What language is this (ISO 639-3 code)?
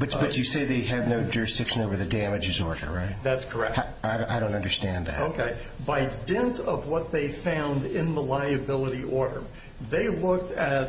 eng